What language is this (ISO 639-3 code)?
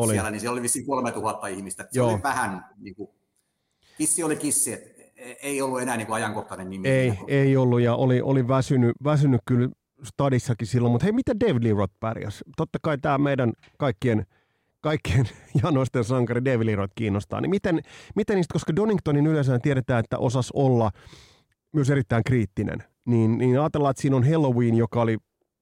fin